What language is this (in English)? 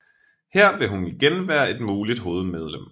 Danish